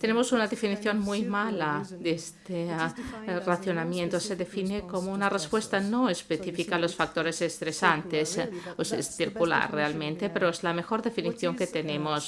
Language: Spanish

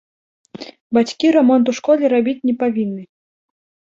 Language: Belarusian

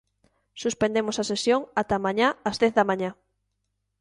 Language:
Galician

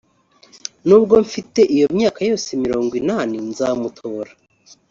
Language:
Kinyarwanda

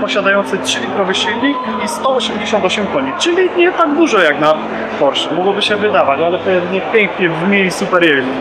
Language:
Polish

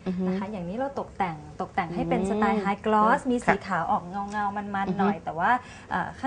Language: Thai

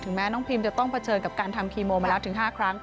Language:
Thai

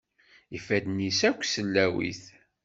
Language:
Kabyle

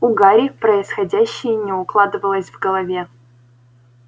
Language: Russian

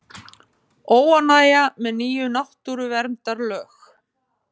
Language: Icelandic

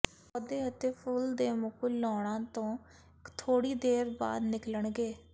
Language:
Punjabi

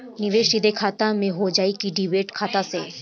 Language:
Bhojpuri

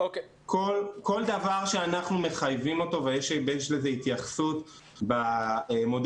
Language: Hebrew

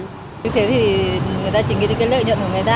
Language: Vietnamese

